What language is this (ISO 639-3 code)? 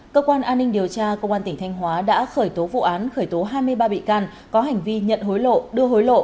vie